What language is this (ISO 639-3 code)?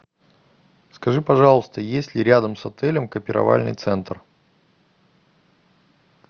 rus